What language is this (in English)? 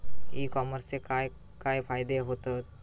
Marathi